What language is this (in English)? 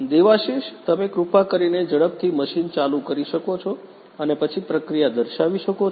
Gujarati